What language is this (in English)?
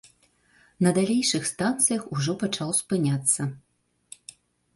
Belarusian